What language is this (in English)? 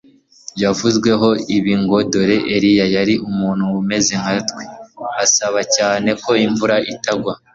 Kinyarwanda